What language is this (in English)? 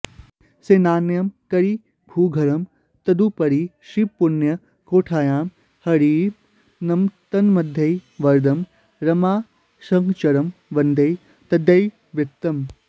Sanskrit